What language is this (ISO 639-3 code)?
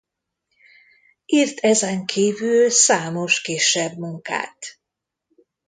hun